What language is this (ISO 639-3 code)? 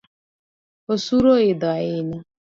luo